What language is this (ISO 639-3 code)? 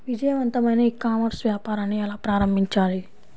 tel